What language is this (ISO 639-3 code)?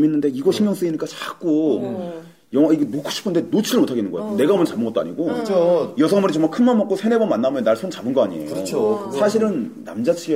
kor